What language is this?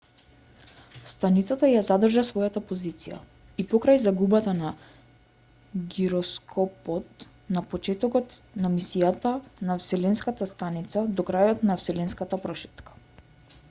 Macedonian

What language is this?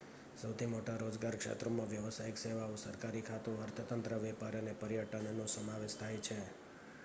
Gujarati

